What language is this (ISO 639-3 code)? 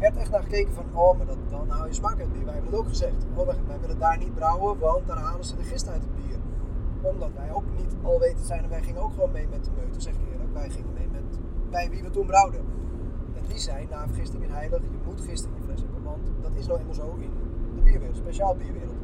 nld